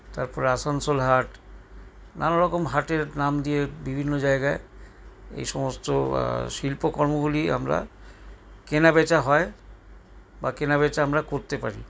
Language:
Bangla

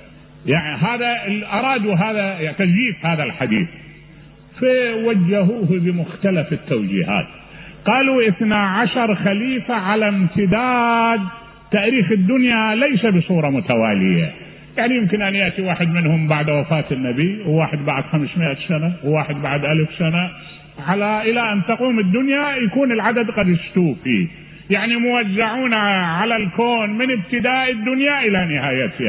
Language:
Arabic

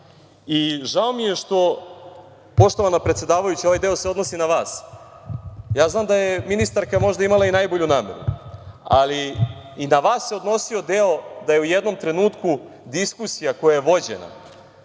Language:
Serbian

